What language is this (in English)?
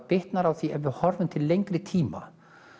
Icelandic